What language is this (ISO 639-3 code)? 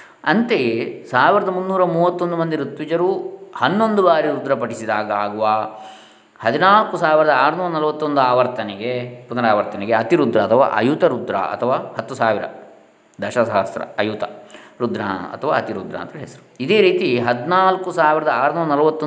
kan